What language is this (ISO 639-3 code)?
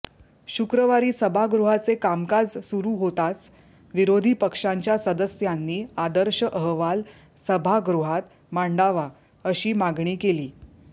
mar